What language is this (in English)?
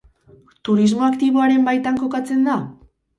Basque